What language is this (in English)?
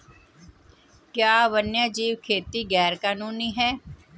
Hindi